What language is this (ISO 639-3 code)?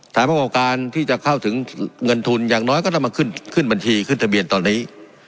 tha